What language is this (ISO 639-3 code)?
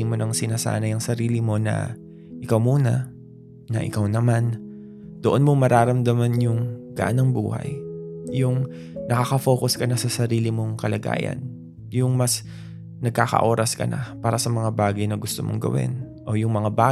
fil